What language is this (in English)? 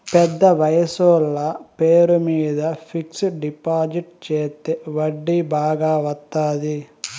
Telugu